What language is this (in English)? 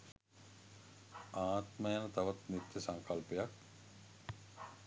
Sinhala